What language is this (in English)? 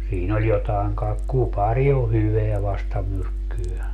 Finnish